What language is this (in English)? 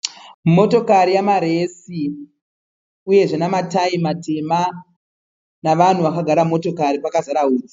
Shona